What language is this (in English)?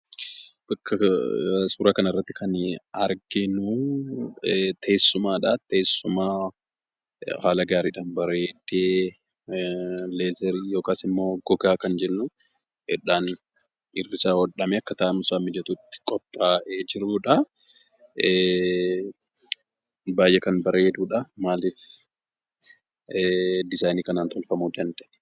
Oromo